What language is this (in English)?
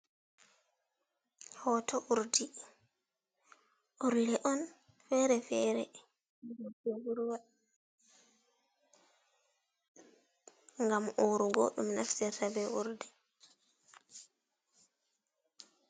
Fula